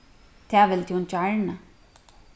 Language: Faroese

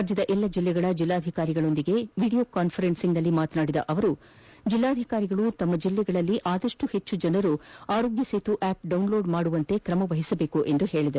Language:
Kannada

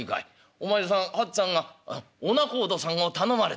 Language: Japanese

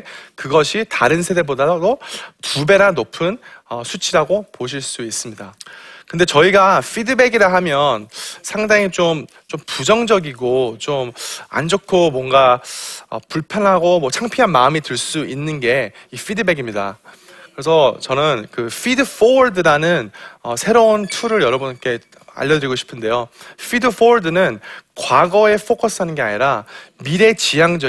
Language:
Korean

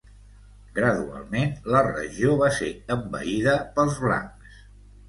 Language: Catalan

